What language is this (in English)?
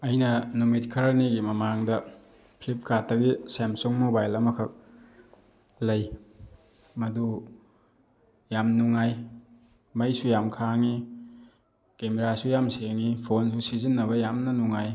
Manipuri